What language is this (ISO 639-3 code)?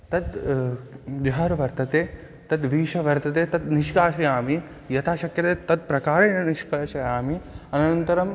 san